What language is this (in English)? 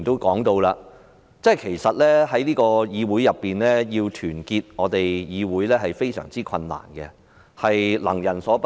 Cantonese